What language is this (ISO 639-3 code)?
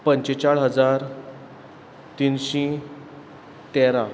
kok